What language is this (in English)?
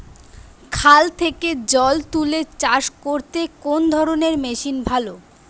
Bangla